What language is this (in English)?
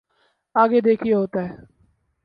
Urdu